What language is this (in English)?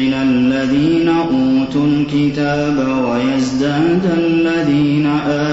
Arabic